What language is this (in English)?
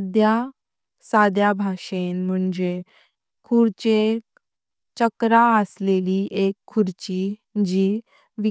Konkani